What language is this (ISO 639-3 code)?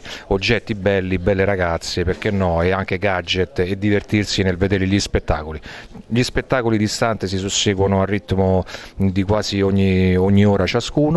ita